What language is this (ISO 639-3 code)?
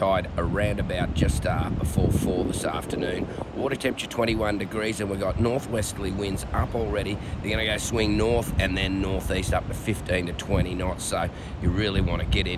eng